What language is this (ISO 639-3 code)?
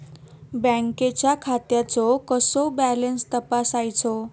mar